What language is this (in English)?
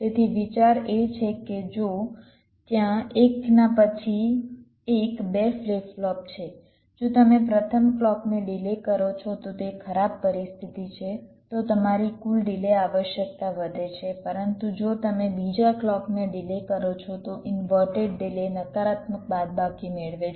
Gujarati